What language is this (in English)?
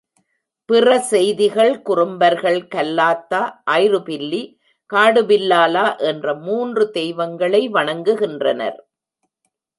Tamil